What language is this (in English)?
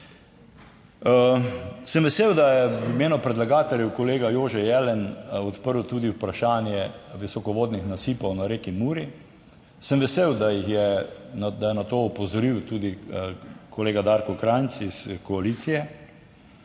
Slovenian